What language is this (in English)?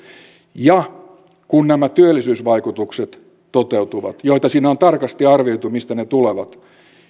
Finnish